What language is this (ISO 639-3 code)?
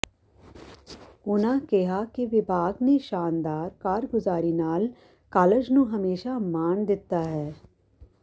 pan